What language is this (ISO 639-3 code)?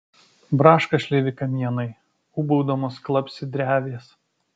lit